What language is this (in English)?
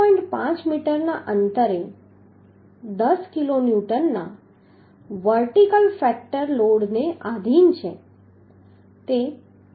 Gujarati